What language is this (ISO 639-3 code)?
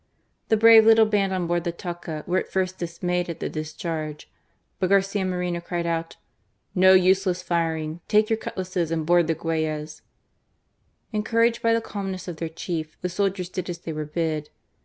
eng